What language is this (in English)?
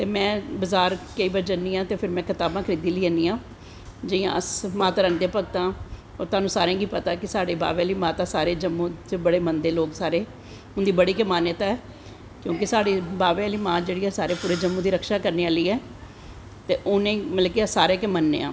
Dogri